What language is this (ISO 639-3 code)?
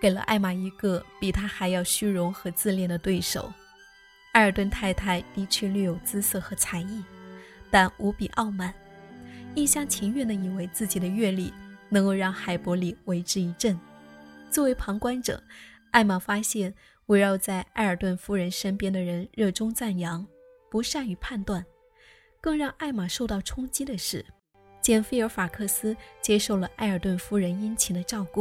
zho